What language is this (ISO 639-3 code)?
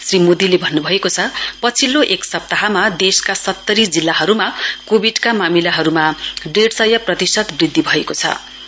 nep